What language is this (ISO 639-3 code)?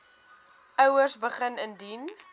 afr